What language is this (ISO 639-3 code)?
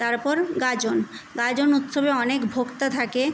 ben